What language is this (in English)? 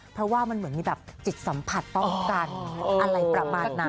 Thai